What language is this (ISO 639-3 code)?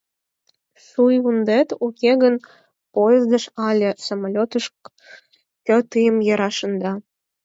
chm